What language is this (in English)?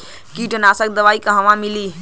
Bhojpuri